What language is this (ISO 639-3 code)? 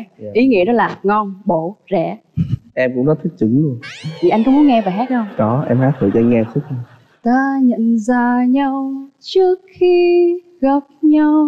vie